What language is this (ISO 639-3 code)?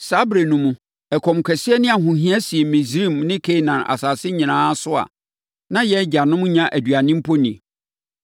aka